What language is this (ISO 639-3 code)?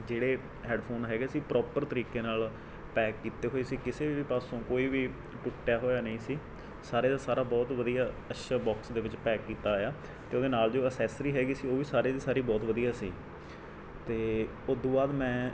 pan